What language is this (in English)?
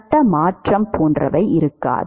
Tamil